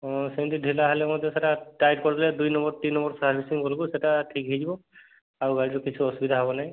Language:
Odia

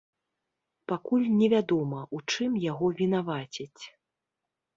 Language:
Belarusian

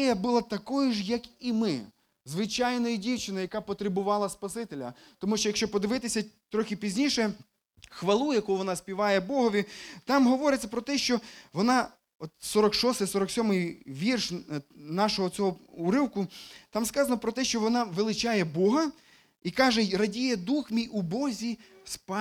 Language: Ukrainian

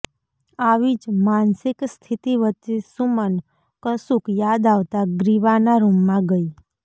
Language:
Gujarati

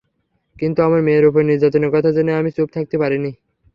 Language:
Bangla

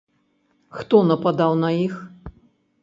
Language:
Belarusian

